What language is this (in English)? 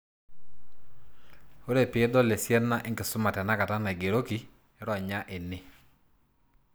Masai